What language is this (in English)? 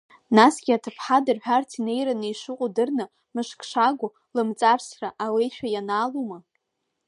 Abkhazian